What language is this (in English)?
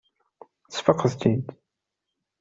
Kabyle